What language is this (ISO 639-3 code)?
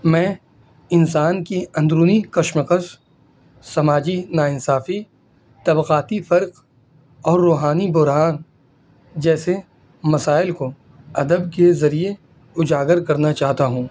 urd